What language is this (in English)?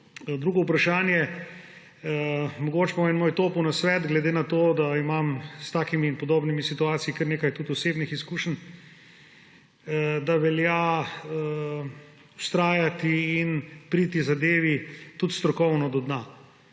Slovenian